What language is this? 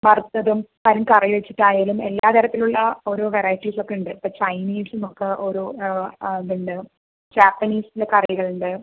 Malayalam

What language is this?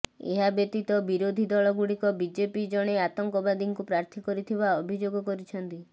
Odia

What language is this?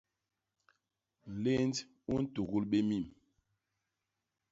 Basaa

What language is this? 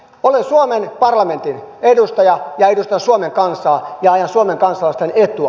Finnish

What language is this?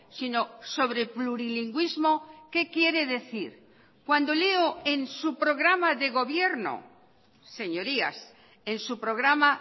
Spanish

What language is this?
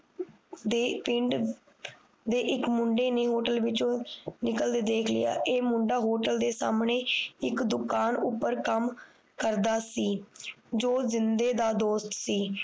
Punjabi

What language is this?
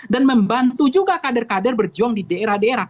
Indonesian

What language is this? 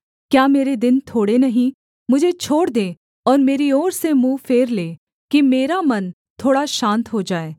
Hindi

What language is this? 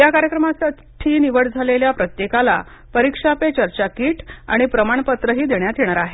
Marathi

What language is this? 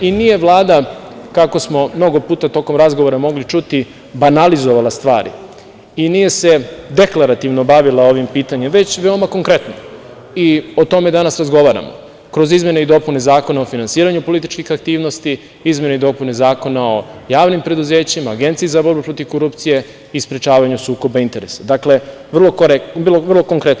Serbian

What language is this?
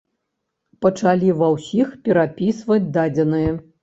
Belarusian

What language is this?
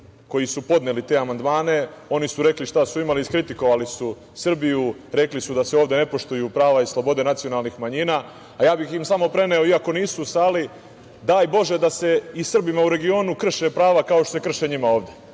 Serbian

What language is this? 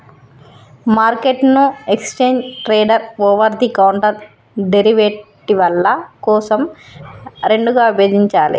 Telugu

